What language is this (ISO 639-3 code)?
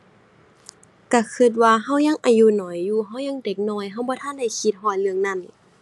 tha